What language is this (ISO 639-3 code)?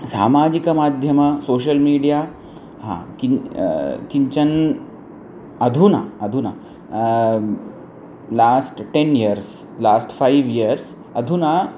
san